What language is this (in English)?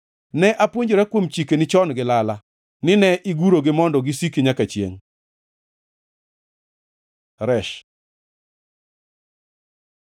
Luo (Kenya and Tanzania)